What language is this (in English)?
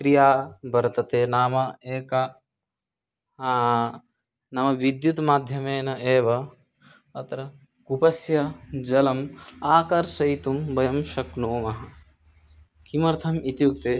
Sanskrit